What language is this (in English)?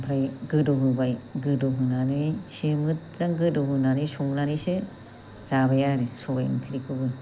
Bodo